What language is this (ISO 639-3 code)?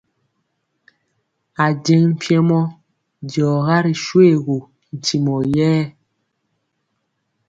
mcx